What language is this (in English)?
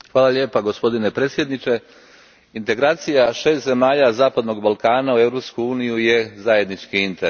Croatian